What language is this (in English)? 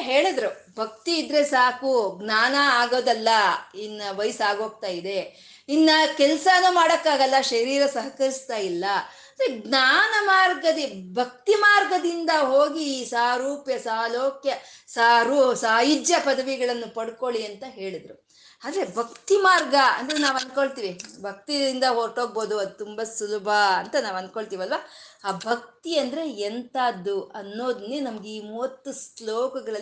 Kannada